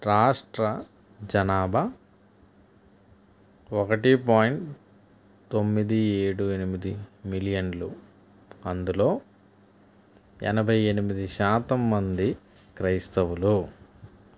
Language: Telugu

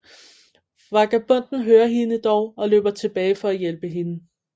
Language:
Danish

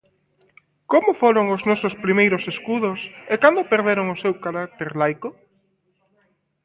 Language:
Galician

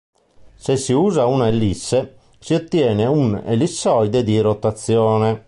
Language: Italian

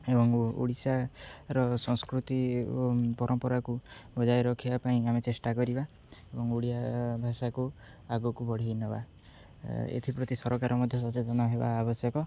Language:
Odia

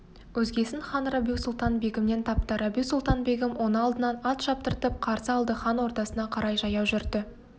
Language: Kazakh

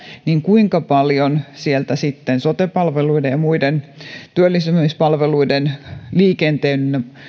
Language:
Finnish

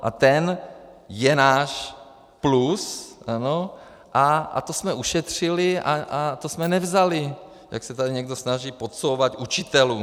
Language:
Czech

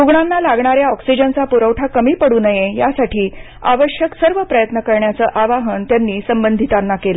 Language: Marathi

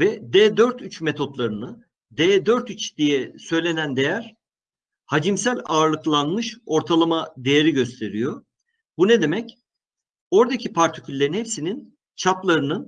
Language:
Turkish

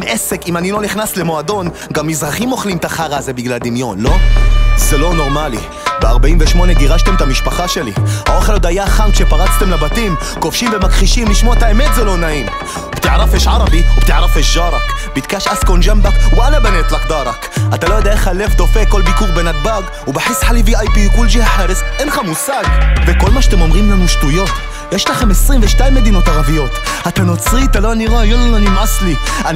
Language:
Hebrew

